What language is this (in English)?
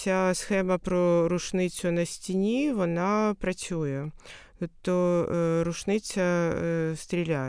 Ukrainian